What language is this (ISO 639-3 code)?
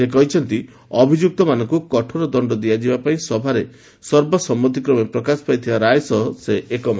ori